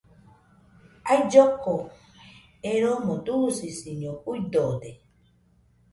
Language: Nüpode Huitoto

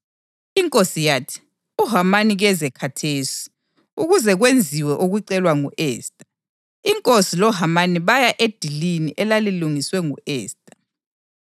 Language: North Ndebele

